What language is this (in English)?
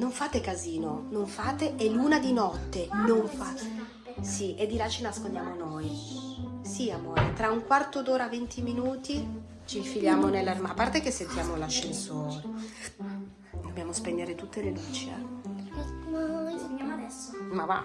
Italian